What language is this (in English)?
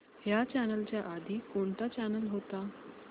Marathi